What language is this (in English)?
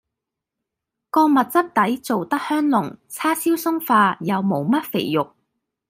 Cantonese